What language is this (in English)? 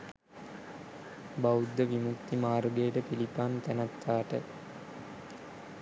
Sinhala